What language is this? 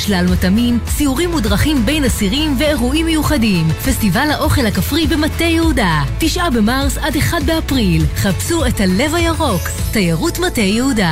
Hebrew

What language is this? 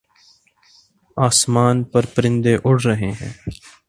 Urdu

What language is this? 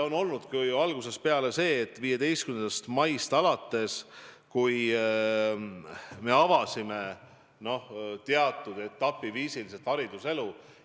Estonian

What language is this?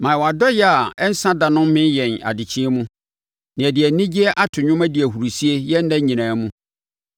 Akan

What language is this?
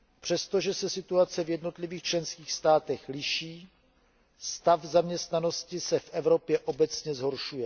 Czech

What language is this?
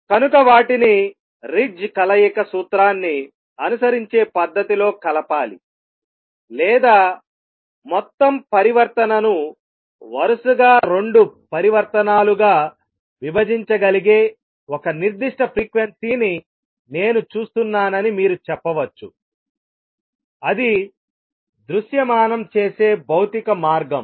Telugu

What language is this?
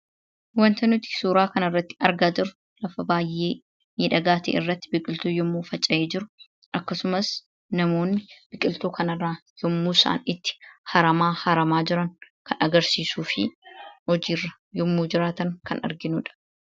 Oromo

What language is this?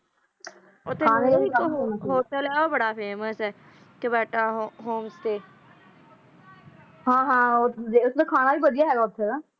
Punjabi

